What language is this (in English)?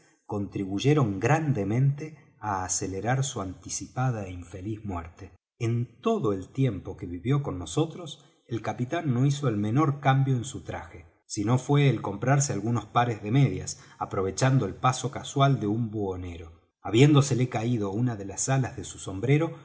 Spanish